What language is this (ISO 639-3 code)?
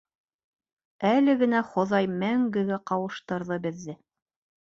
bak